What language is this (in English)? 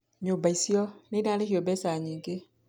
Kikuyu